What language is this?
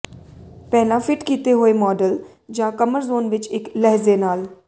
Punjabi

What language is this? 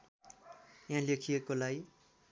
Nepali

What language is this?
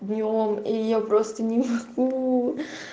Russian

